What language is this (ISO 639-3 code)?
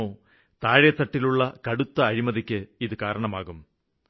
mal